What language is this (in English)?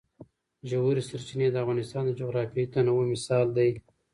Pashto